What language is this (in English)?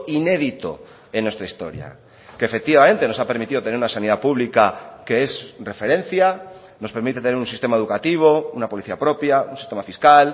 Spanish